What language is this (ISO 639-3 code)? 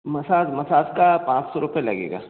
hin